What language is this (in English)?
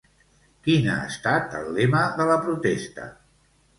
Catalan